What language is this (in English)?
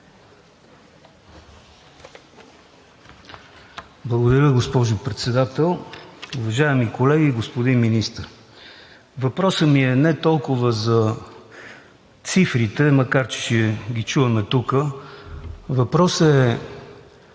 Bulgarian